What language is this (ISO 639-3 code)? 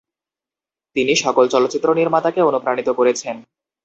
ben